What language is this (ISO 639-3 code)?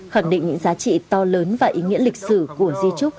vie